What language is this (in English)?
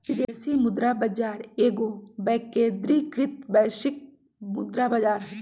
Magahi